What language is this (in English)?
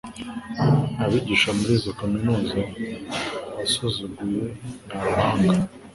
Kinyarwanda